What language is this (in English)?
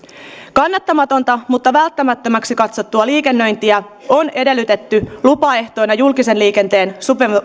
Finnish